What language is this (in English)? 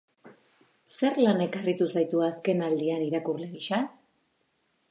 Basque